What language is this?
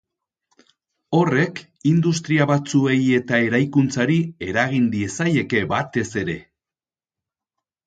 Basque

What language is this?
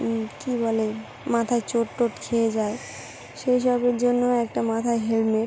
Bangla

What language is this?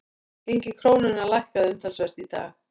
Icelandic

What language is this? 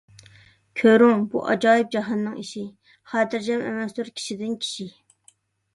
Uyghur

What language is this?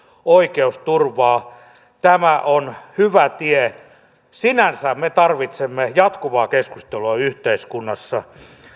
Finnish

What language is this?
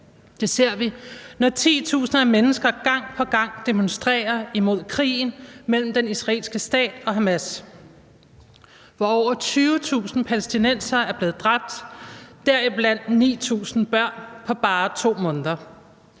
Danish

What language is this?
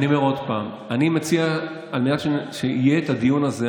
Hebrew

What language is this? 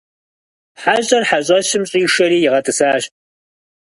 Kabardian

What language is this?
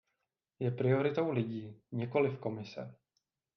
Czech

